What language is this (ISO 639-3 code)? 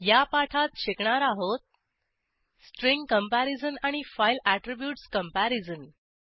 mar